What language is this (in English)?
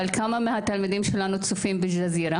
Hebrew